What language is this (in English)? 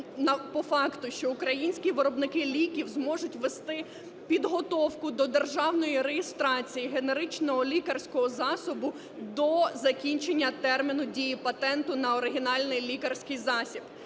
Ukrainian